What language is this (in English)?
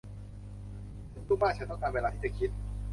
Thai